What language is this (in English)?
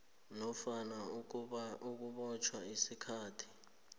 South Ndebele